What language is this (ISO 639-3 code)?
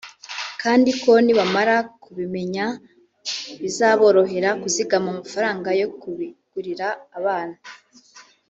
kin